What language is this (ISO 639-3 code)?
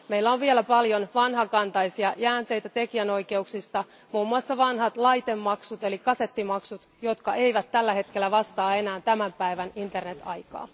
fin